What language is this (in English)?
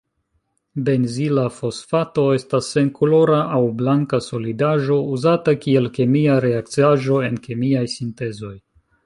Esperanto